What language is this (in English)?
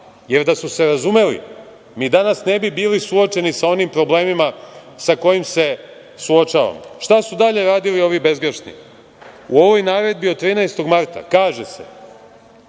Serbian